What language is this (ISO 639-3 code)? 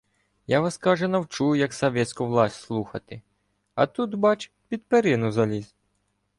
ukr